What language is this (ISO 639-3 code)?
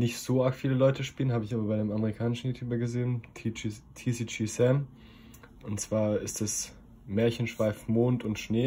deu